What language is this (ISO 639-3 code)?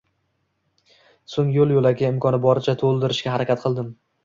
uzb